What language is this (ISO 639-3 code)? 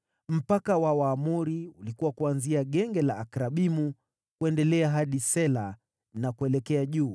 swa